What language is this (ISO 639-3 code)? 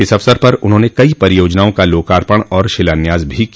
hin